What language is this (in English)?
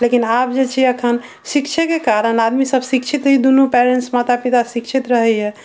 Maithili